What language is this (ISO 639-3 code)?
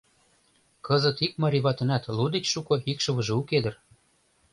chm